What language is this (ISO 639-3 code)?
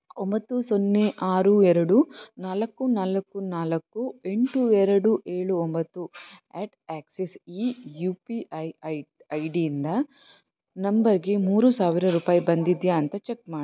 kan